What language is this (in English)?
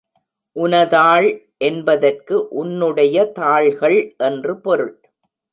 Tamil